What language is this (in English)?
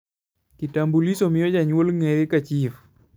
Luo (Kenya and Tanzania)